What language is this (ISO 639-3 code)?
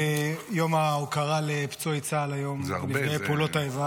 heb